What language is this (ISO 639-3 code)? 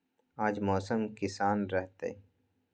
mag